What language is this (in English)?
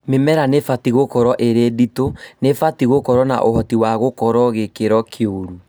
Kikuyu